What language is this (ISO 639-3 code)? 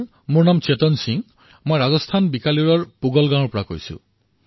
asm